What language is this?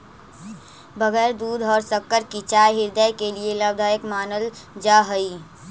Magahi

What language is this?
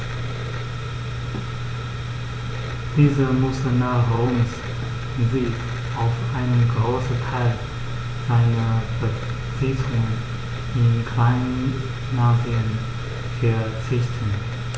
German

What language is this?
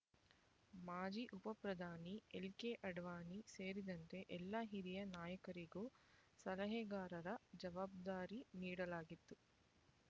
Kannada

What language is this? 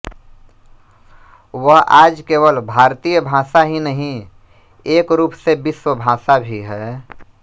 Hindi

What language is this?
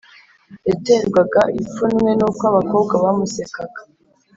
Kinyarwanda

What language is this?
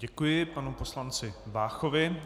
Czech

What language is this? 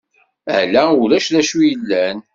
Kabyle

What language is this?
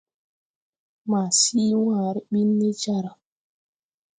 Tupuri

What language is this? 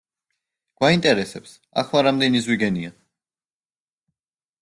Georgian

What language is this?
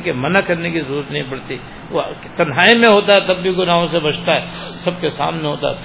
Urdu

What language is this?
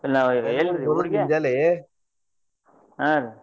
Kannada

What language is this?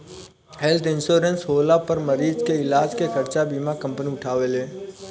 Bhojpuri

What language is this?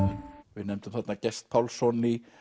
Icelandic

